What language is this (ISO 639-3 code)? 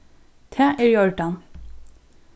fao